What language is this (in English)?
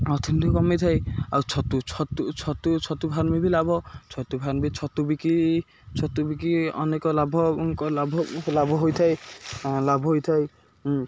Odia